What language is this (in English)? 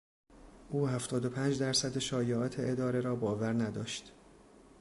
Persian